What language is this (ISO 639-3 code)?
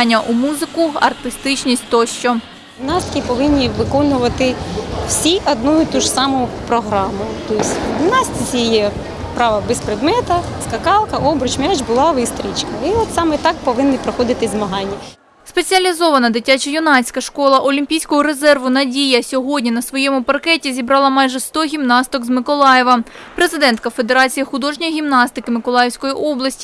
ukr